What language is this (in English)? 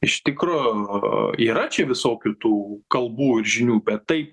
Lithuanian